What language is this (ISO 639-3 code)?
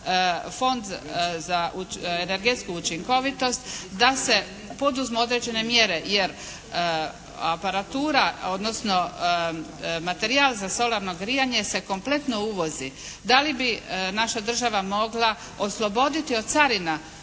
hrv